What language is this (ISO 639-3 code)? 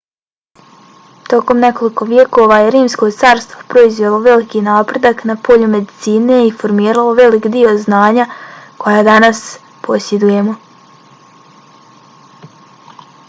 bos